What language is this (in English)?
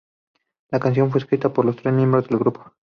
Spanish